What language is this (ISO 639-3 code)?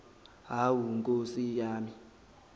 zul